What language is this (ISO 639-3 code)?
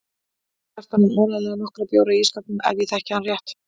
isl